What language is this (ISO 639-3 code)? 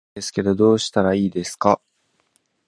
jpn